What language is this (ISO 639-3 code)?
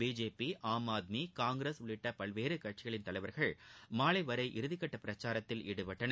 tam